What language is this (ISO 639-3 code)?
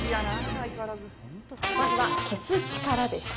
jpn